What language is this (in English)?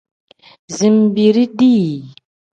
Tem